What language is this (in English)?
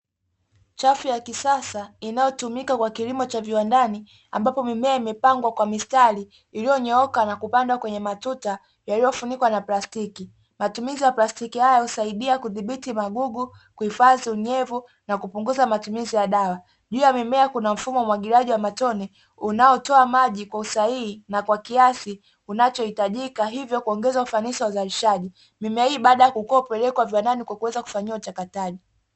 Swahili